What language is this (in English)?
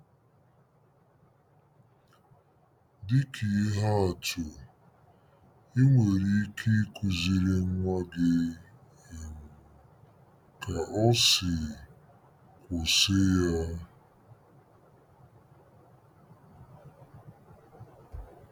Igbo